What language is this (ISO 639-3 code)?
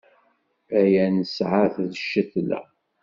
kab